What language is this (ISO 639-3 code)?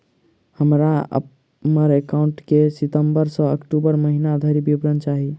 mai